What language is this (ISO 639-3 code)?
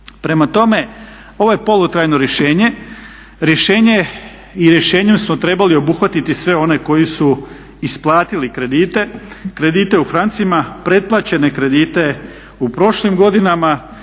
hrv